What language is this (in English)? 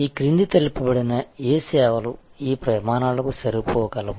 Telugu